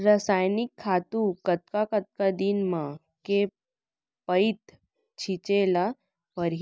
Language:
Chhattisgarhi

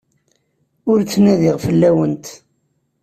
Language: Kabyle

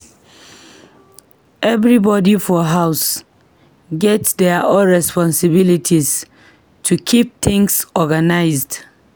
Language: Nigerian Pidgin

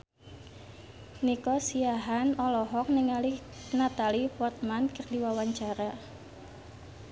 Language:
Sundanese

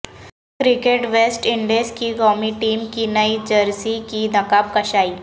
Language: Urdu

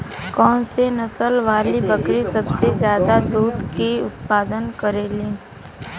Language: Bhojpuri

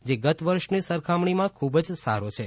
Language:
Gujarati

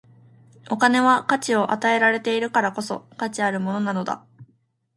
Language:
Japanese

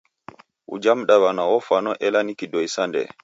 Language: Taita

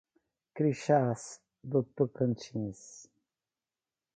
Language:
Portuguese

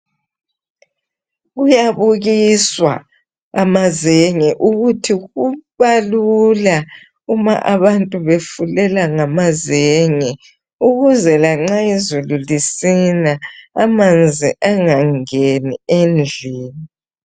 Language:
North Ndebele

